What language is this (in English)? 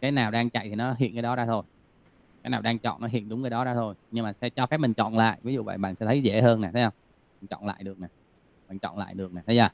Vietnamese